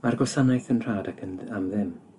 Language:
Welsh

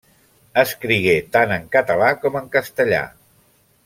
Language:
Catalan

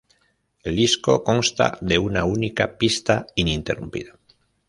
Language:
Spanish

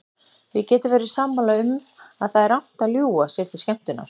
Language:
Icelandic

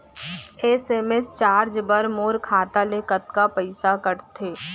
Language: Chhattisgarhi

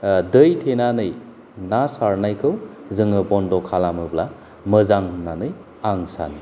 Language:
Bodo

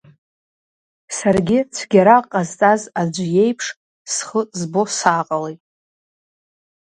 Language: Abkhazian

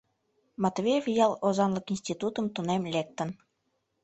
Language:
Mari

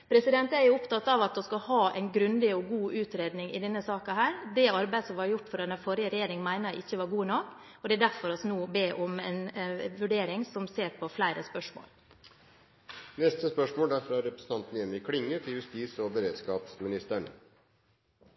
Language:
Norwegian Bokmål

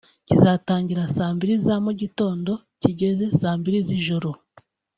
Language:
Kinyarwanda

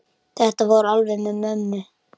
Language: Icelandic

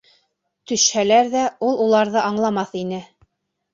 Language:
Bashkir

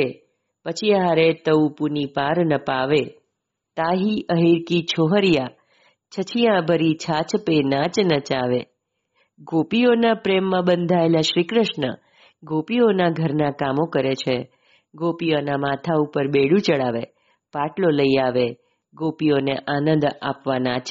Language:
Gujarati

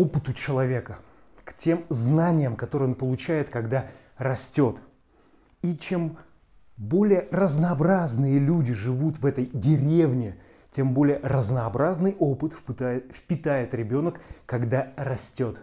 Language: Russian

